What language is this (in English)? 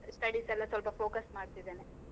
Kannada